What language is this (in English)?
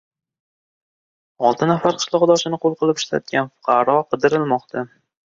Uzbek